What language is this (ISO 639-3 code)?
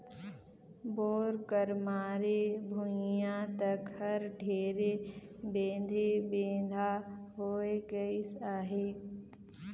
hne